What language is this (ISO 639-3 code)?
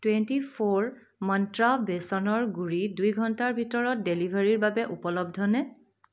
asm